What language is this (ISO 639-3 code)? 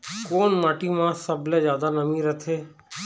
hne